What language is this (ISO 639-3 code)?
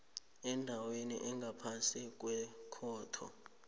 nbl